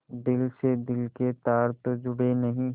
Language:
Hindi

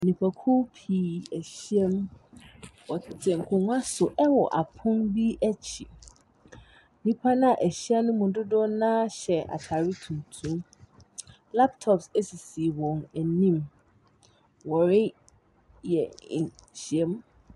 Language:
Akan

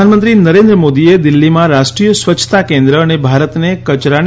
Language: Gujarati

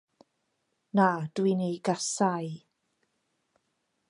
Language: Welsh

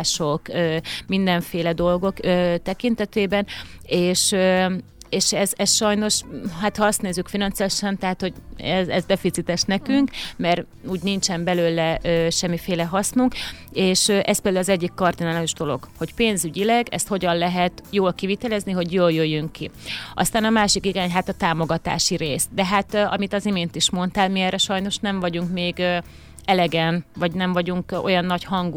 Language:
Hungarian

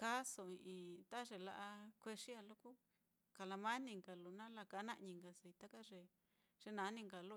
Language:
Mitlatongo Mixtec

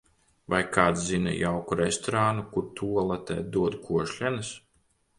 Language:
Latvian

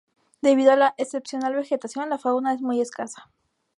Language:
Spanish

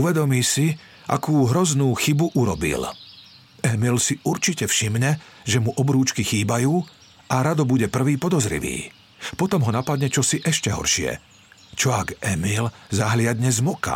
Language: Slovak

